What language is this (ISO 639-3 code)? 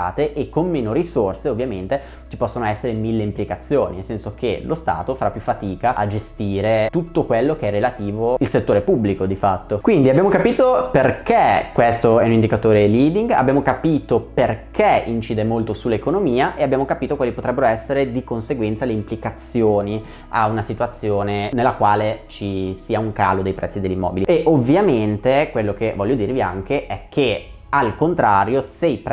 ita